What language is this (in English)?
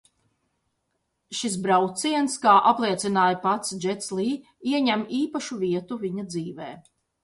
Latvian